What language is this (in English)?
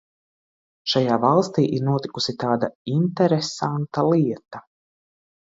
Latvian